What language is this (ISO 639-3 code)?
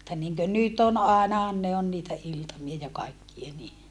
fin